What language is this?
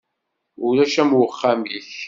Kabyle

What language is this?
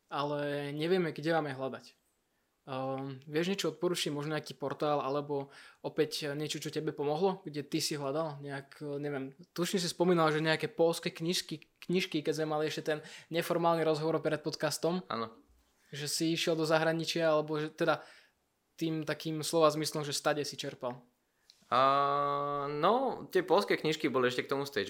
Slovak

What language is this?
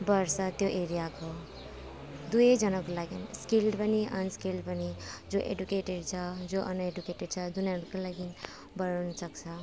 Nepali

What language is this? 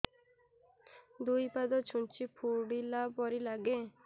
Odia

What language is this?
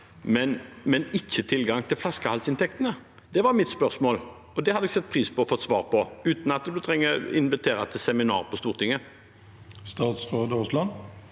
Norwegian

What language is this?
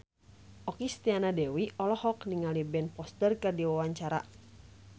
Sundanese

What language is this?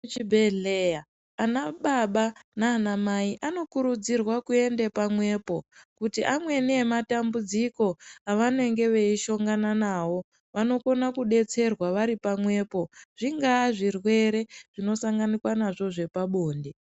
Ndau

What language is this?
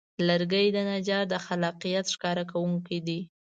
Pashto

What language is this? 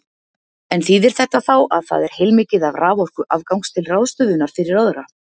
Icelandic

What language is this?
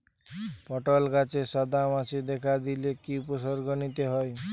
Bangla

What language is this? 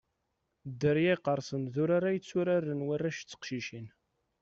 Kabyle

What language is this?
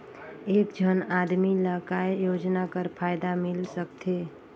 Chhattisgarhi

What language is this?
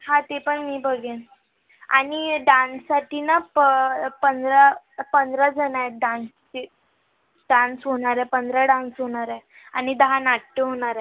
Marathi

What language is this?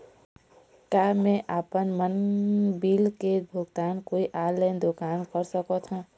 Chhattisgarhi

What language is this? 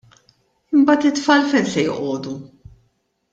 Maltese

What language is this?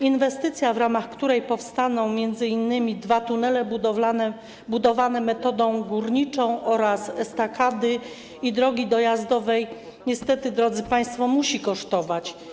Polish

